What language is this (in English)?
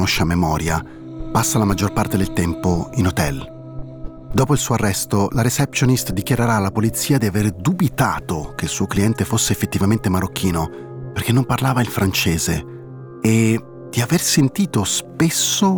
Italian